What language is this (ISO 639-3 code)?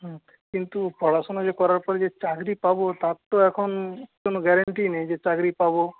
ben